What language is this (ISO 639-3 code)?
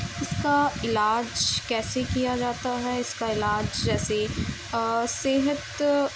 urd